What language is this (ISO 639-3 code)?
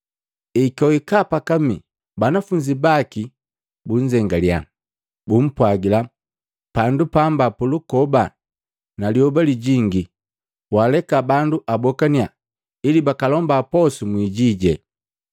mgv